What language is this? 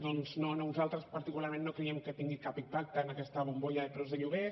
Catalan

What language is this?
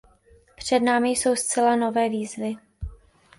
Czech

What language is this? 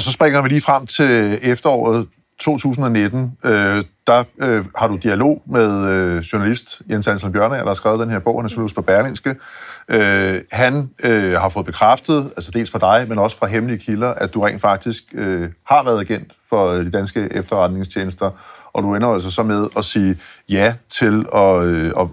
Danish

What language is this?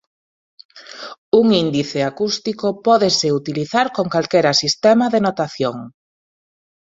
Galician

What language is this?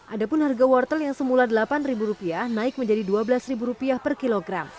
Indonesian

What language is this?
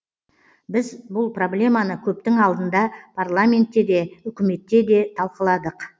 Kazakh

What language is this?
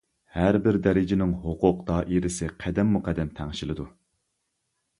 Uyghur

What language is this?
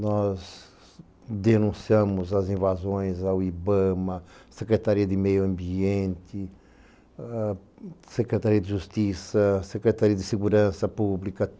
Portuguese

